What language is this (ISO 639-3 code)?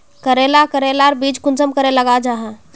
mag